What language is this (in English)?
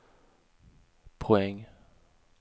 Swedish